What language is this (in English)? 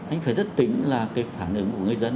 Vietnamese